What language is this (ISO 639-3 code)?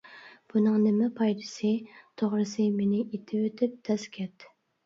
uig